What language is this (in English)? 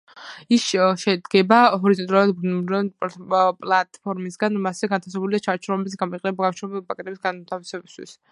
Georgian